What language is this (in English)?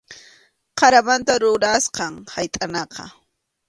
Arequipa-La Unión Quechua